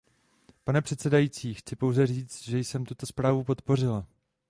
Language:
Czech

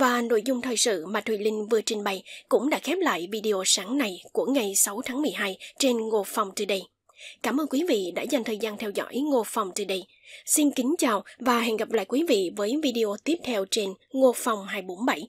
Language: Vietnamese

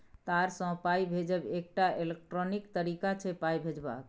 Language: Maithili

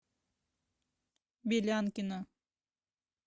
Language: Russian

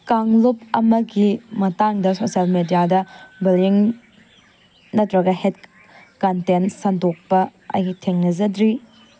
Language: Manipuri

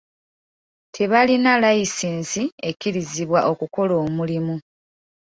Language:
Ganda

